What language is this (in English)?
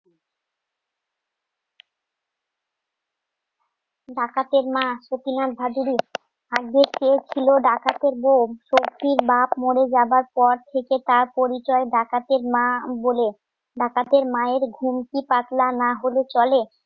Bangla